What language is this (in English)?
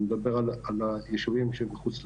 Hebrew